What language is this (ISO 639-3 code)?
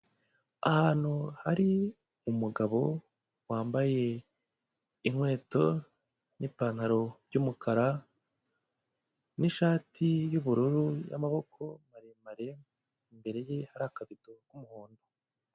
kin